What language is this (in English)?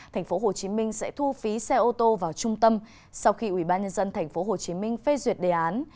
Vietnamese